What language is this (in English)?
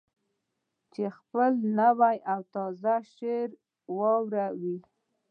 Pashto